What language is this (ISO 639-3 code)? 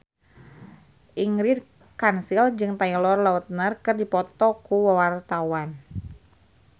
sun